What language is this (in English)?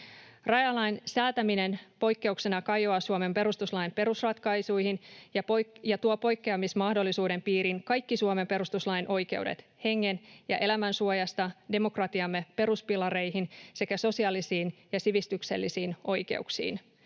Finnish